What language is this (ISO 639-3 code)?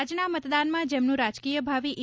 guj